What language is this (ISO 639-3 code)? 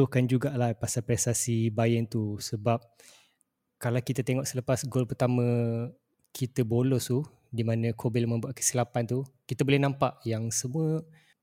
msa